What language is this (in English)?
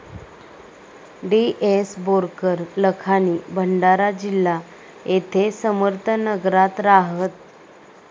Marathi